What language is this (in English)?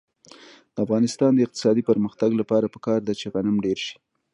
Pashto